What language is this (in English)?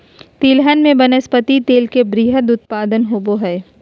Magahi